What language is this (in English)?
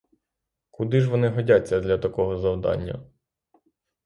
Ukrainian